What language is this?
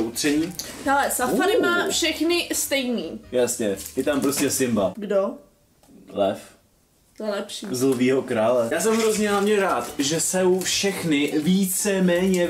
Czech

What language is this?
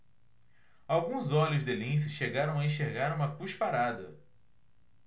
Portuguese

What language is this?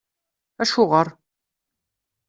Kabyle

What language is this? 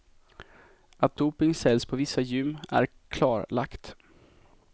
Swedish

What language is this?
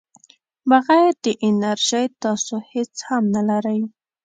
Pashto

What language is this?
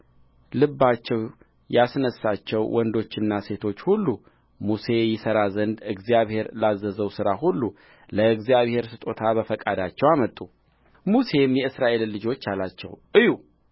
Amharic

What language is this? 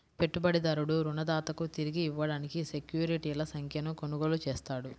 Telugu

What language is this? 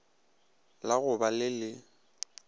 Northern Sotho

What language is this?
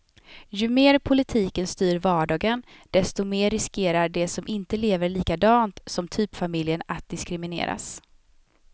Swedish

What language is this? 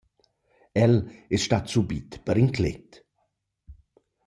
Romansh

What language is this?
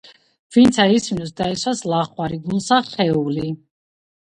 Georgian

